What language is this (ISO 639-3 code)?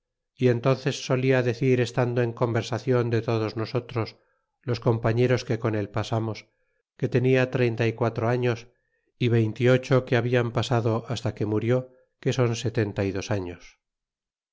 spa